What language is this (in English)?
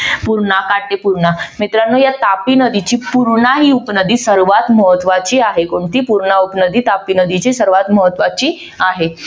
Marathi